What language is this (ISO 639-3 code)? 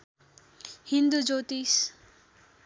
nep